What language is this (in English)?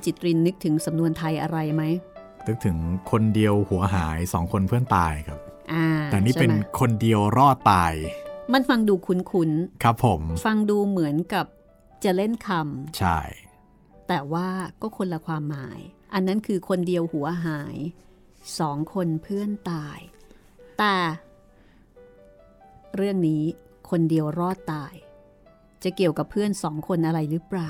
Thai